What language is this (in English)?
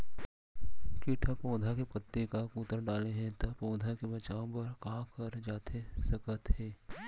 Chhattisgarhi